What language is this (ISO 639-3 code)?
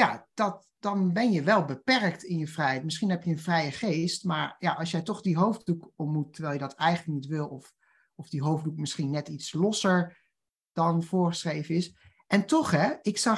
nld